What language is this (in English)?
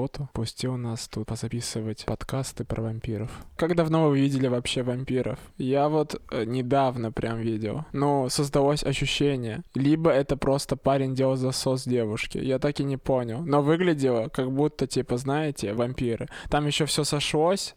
Russian